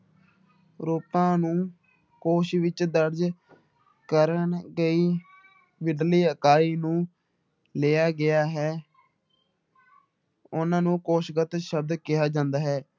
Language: Punjabi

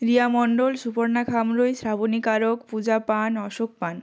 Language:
Bangla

